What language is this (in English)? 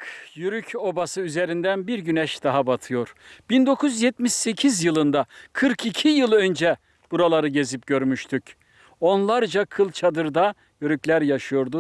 Turkish